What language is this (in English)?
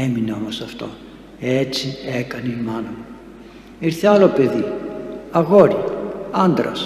Greek